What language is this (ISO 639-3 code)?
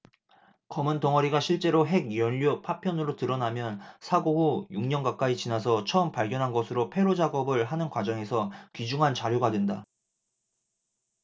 kor